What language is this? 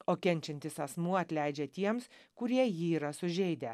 Lithuanian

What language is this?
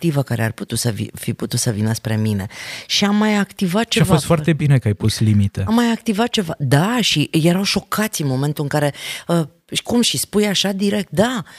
Romanian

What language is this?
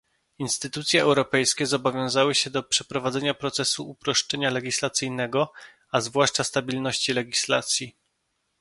Polish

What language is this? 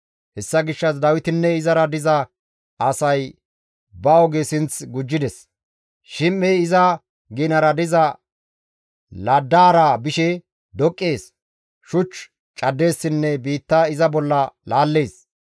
Gamo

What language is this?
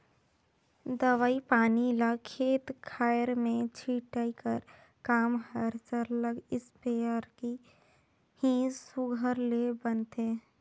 Chhattisgarhi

